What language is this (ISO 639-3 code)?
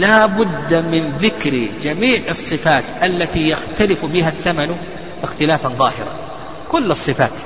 ara